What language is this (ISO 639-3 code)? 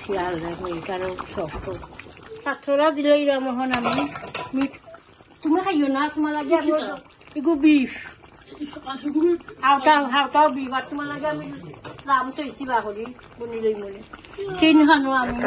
ben